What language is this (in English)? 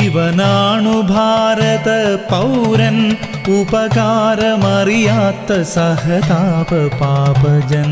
Malayalam